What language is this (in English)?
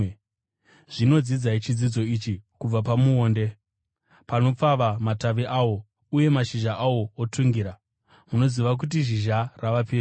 Shona